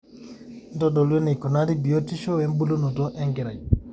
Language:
Masai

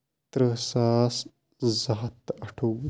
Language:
Kashmiri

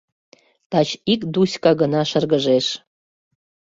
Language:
Mari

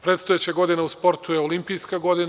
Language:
Serbian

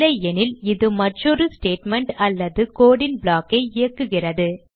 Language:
Tamil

